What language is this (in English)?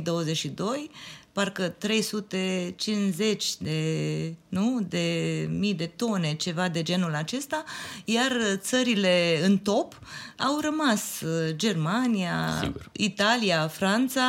Romanian